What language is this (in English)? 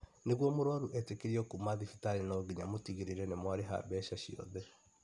Kikuyu